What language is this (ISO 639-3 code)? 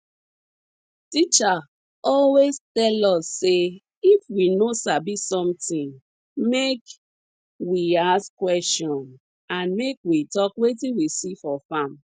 pcm